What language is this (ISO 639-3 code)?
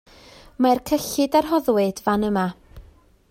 cym